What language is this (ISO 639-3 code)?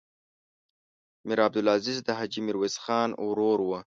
pus